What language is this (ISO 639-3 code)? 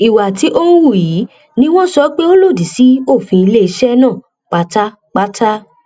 yor